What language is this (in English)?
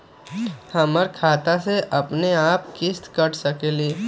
Magahi